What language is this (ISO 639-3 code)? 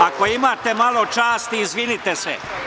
srp